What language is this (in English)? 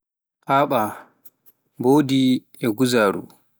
Pular